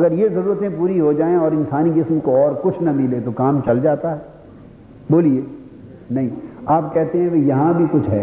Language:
Urdu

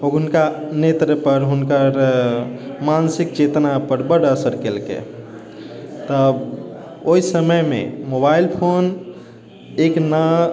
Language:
Maithili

